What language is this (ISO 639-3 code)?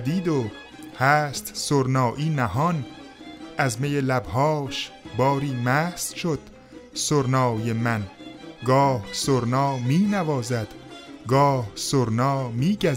fas